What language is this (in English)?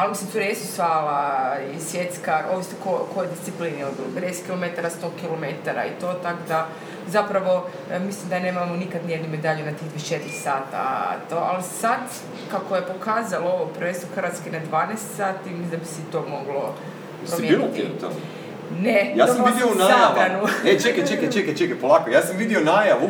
Croatian